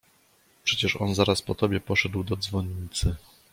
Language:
Polish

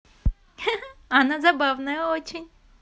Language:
Russian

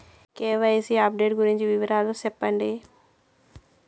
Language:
Telugu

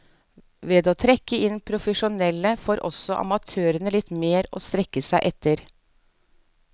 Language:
Norwegian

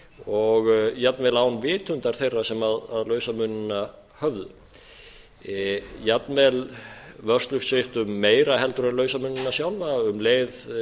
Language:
Icelandic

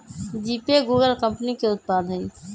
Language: Magahi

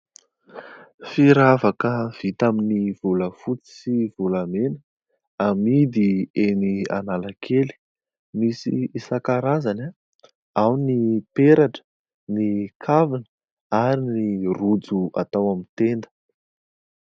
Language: Malagasy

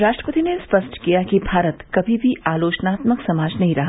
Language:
Hindi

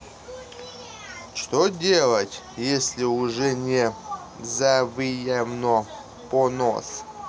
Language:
Russian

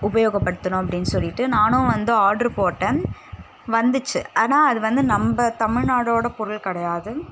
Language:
Tamil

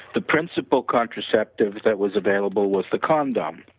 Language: English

